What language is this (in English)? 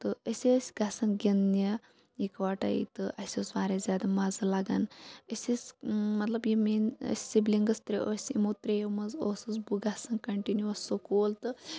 Kashmiri